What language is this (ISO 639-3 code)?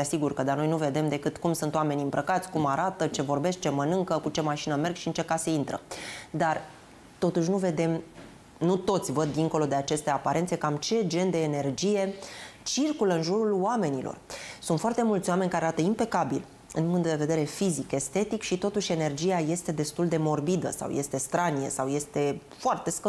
ron